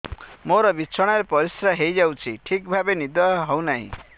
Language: Odia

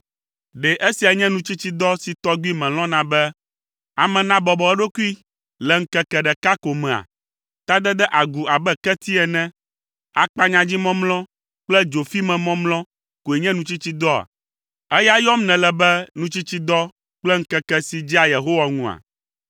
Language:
Ewe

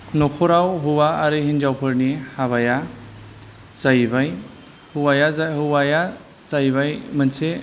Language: Bodo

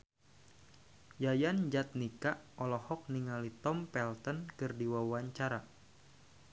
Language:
Sundanese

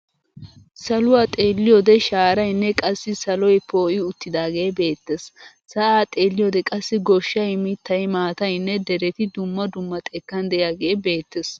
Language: Wolaytta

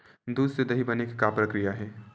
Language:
Chhattisgarhi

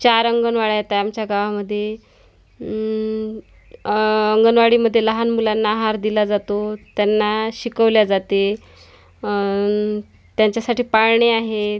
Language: Marathi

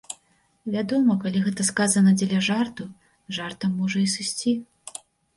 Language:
Belarusian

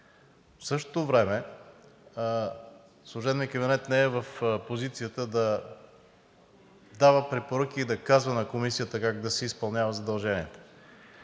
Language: Bulgarian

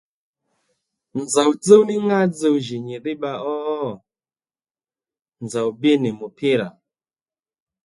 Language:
Lendu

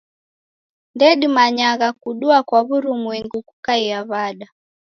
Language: Taita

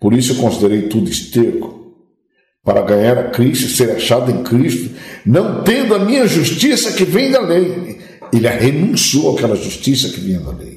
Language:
Portuguese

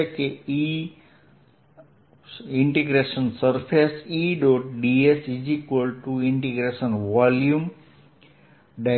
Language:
Gujarati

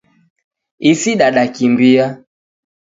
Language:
Taita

